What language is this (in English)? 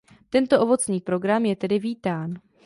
Czech